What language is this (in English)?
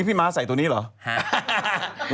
Thai